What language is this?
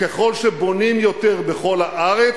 Hebrew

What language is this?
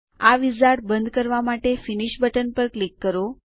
Gujarati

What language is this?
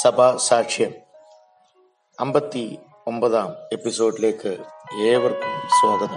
Malayalam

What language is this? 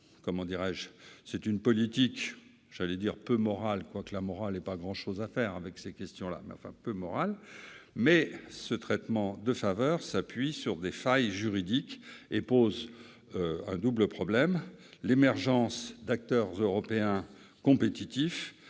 French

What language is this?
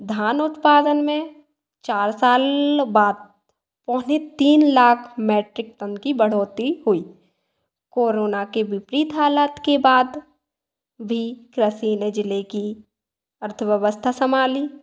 Hindi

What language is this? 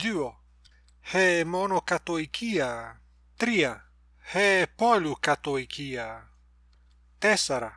Greek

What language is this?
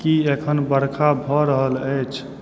Maithili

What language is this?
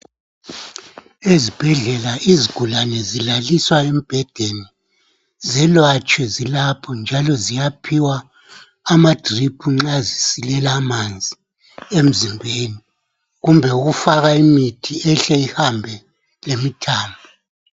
North Ndebele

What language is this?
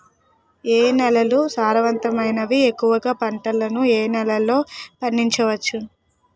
Telugu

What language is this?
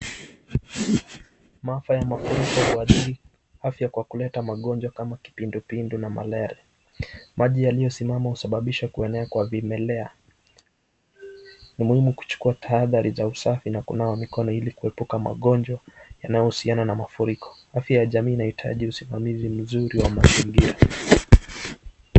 Swahili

